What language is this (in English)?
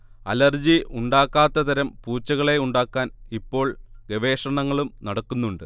Malayalam